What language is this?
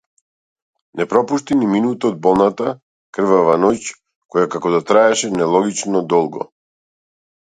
Macedonian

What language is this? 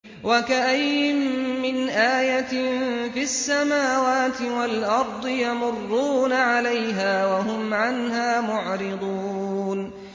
Arabic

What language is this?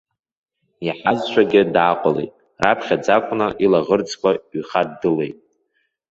Abkhazian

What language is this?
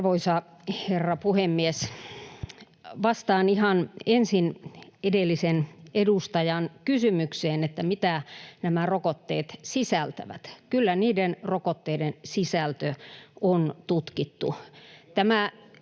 Finnish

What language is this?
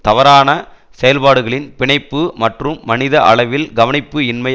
Tamil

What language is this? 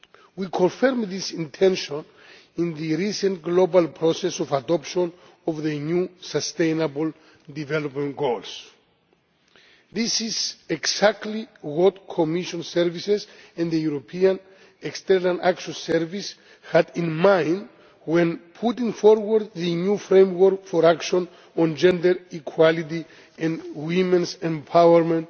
English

